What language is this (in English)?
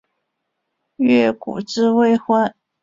Chinese